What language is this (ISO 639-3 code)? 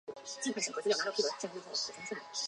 zho